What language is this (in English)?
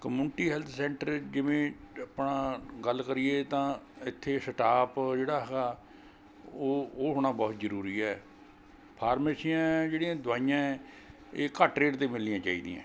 Punjabi